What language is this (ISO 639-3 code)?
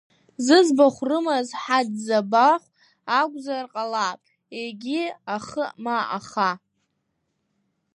abk